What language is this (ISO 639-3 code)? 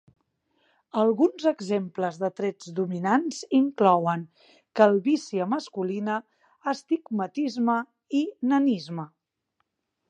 cat